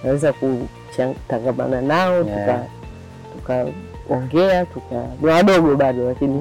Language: Swahili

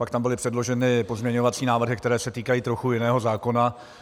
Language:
Czech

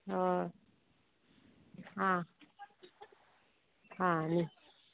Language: Konkani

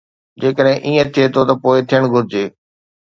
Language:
Sindhi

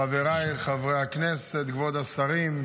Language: Hebrew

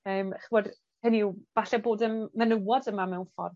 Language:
Welsh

